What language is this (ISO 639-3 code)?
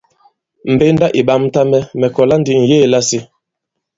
abb